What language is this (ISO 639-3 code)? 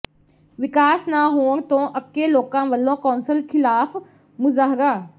pan